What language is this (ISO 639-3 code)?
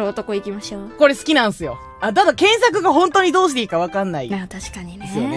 jpn